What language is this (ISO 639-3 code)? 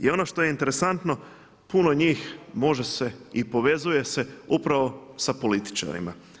hrv